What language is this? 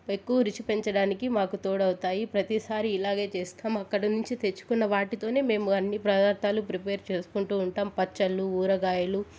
Telugu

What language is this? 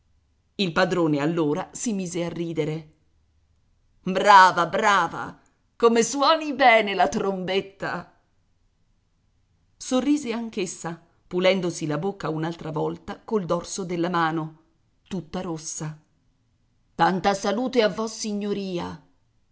Italian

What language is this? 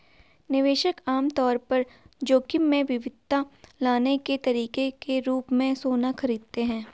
Hindi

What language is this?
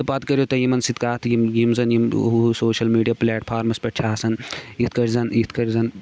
Kashmiri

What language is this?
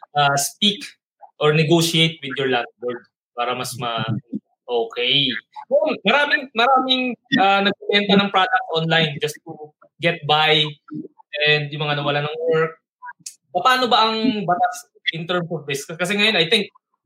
Filipino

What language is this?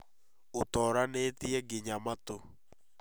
Kikuyu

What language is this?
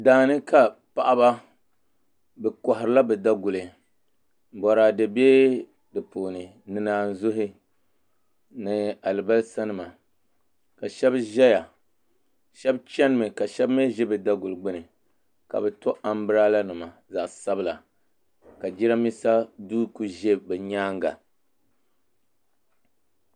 Dagbani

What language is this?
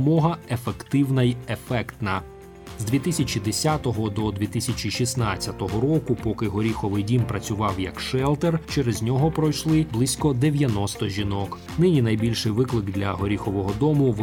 Ukrainian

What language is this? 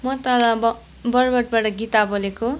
Nepali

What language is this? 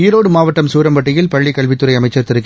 Tamil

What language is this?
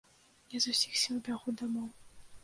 Belarusian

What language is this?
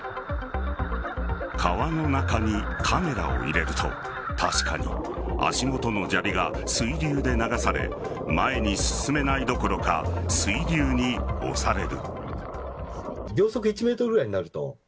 Japanese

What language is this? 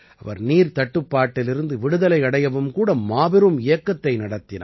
Tamil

